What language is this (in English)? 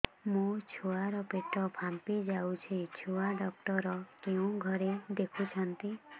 Odia